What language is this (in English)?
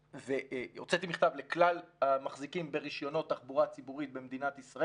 Hebrew